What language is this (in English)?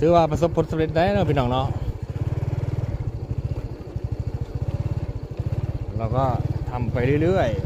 Thai